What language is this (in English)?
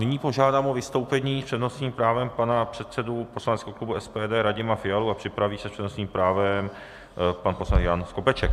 Czech